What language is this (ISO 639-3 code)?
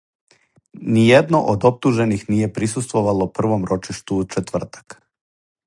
srp